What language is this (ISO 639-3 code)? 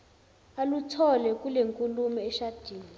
zul